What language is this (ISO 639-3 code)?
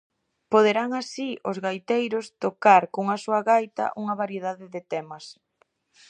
glg